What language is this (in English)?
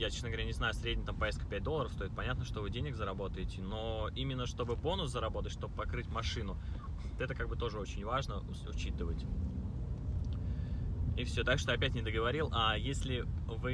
Russian